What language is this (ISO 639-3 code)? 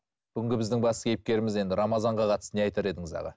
kaz